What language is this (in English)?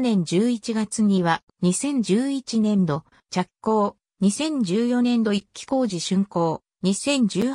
Japanese